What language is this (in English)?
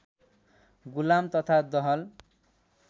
Nepali